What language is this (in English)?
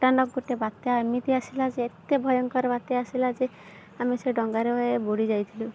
Odia